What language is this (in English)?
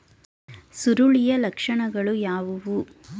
Kannada